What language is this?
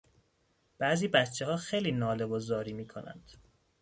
Persian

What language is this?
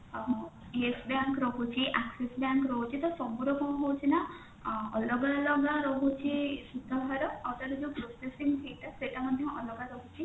Odia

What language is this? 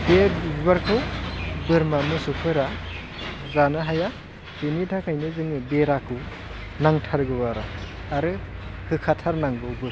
Bodo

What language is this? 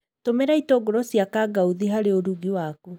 Kikuyu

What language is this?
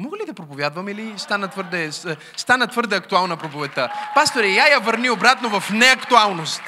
Bulgarian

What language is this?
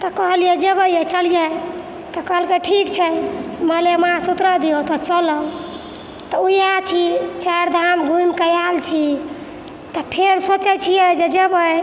Maithili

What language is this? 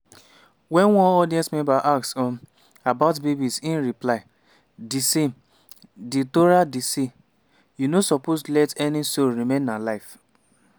Nigerian Pidgin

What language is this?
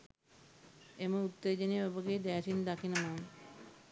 Sinhala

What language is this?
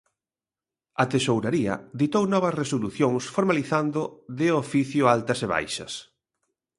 Galician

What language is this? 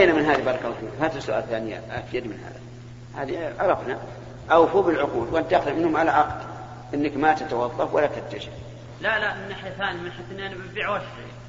Arabic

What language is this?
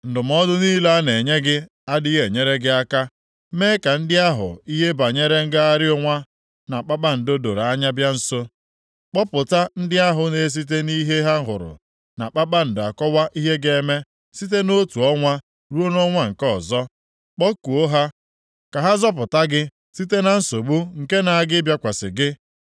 Igbo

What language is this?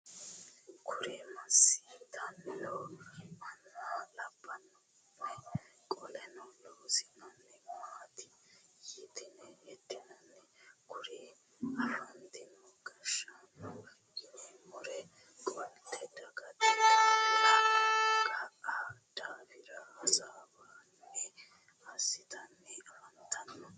Sidamo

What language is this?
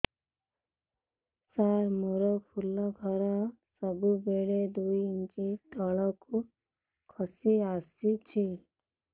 Odia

